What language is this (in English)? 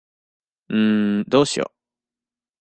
Japanese